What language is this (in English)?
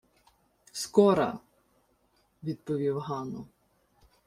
Ukrainian